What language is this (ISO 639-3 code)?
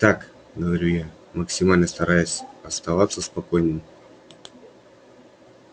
rus